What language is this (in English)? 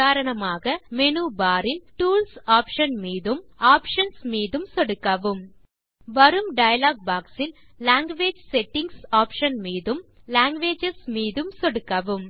Tamil